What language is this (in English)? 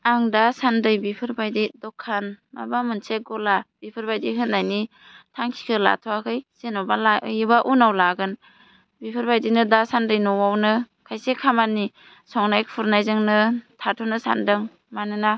Bodo